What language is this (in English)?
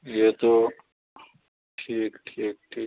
Urdu